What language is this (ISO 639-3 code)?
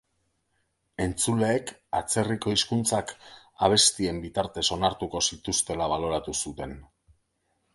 eus